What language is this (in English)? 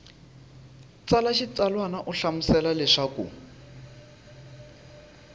Tsonga